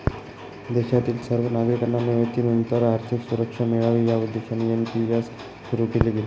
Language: Marathi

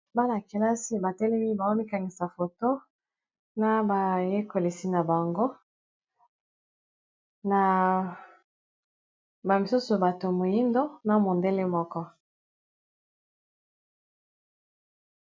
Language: Lingala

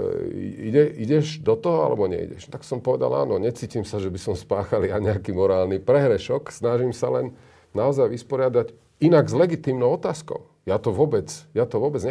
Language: Slovak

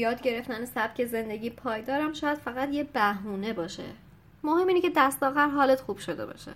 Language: Persian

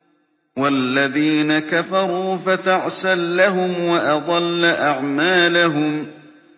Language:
Arabic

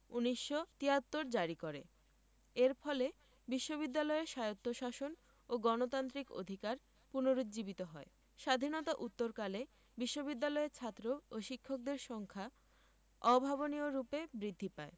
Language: Bangla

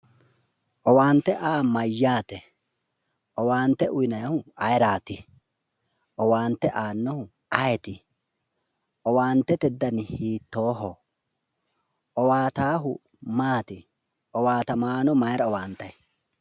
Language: Sidamo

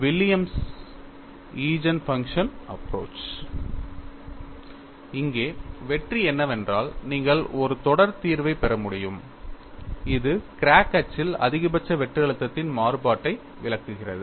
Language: Tamil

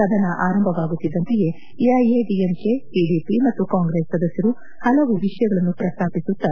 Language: Kannada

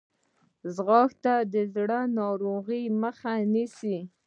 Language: Pashto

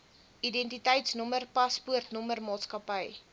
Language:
Afrikaans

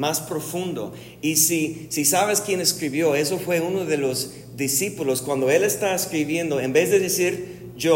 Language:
Spanish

